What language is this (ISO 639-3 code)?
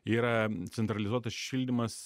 lit